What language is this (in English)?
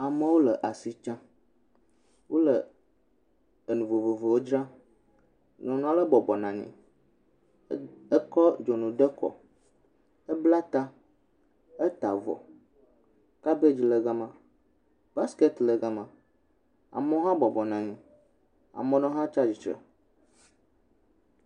Ewe